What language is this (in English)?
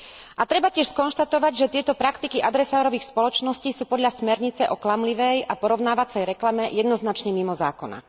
Slovak